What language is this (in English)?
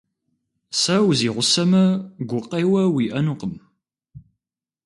Kabardian